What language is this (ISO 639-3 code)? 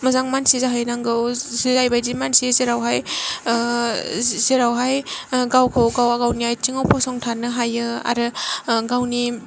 brx